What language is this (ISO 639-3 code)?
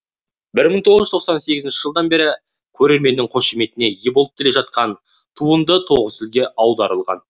kaz